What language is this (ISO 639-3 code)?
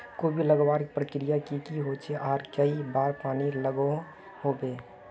mag